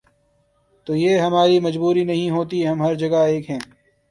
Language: Urdu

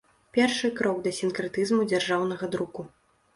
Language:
Belarusian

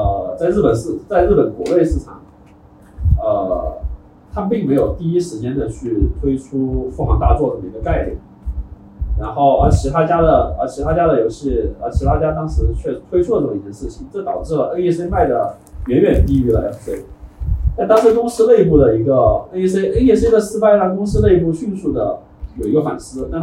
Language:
Chinese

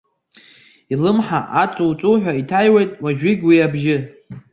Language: Abkhazian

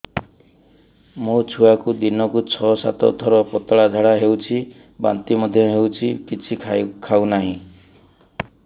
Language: Odia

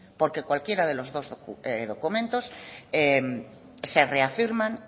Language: Spanish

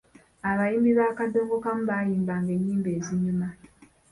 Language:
Ganda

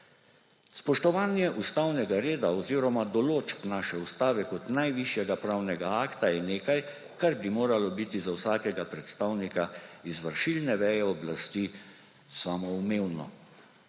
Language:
Slovenian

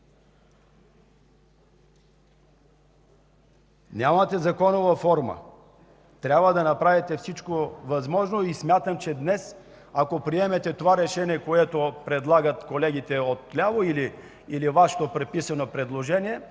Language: Bulgarian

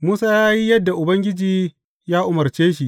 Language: Hausa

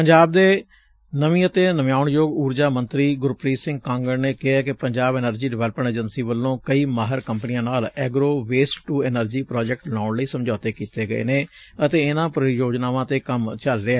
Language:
Punjabi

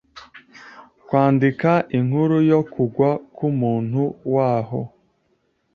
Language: Kinyarwanda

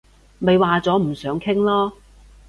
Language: Cantonese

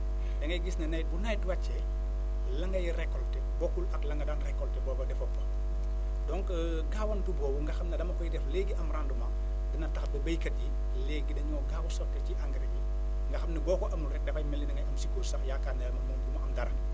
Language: Wolof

